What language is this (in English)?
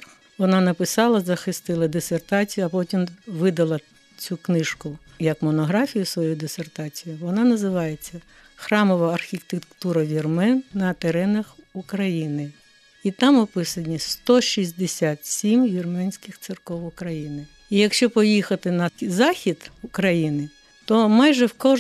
Ukrainian